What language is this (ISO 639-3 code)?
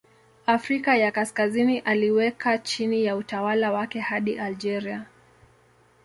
swa